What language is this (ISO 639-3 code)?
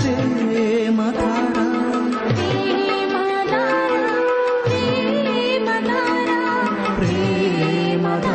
tel